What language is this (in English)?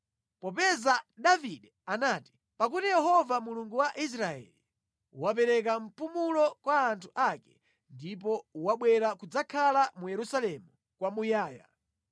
Nyanja